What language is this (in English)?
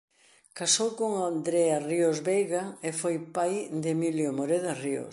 Galician